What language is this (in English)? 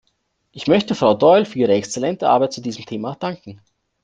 German